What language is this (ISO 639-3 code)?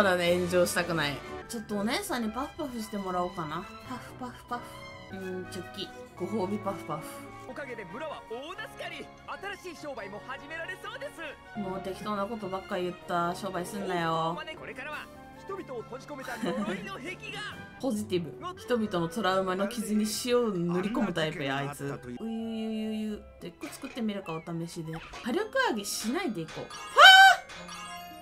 jpn